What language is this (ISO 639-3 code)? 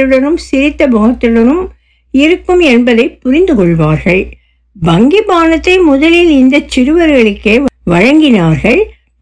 tam